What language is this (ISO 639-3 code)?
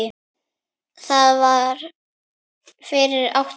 isl